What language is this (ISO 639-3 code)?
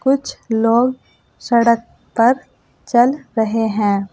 hin